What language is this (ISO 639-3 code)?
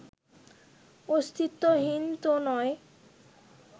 ben